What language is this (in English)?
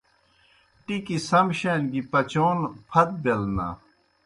Kohistani Shina